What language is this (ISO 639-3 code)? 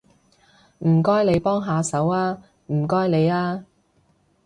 yue